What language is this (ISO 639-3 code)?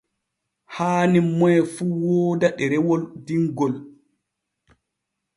fue